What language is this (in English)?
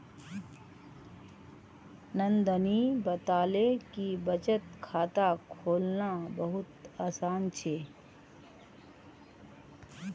Magahi